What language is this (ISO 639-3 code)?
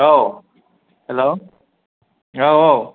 brx